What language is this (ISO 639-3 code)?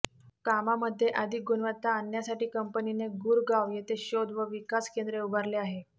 mar